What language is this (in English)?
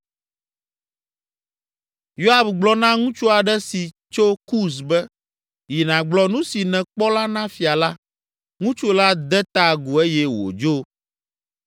Ewe